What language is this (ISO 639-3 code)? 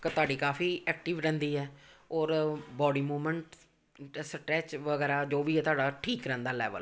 pan